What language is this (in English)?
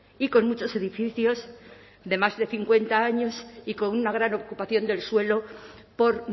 Spanish